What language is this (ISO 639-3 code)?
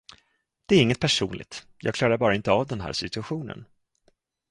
swe